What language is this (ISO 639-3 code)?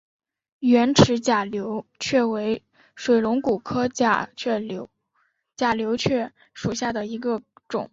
zho